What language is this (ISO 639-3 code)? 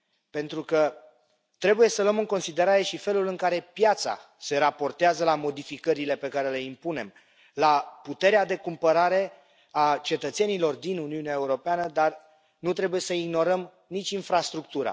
ron